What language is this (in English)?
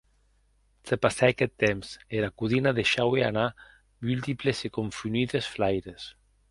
Occitan